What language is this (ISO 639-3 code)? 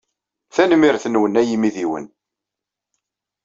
kab